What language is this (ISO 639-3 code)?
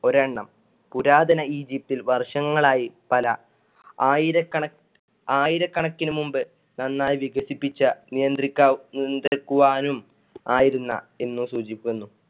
mal